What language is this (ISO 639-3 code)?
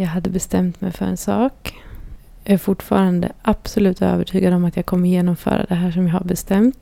swe